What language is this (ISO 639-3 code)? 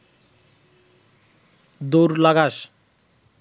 ben